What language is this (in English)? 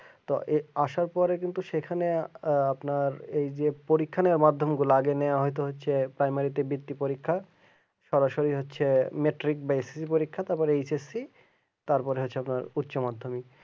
Bangla